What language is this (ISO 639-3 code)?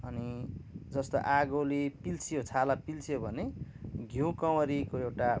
nep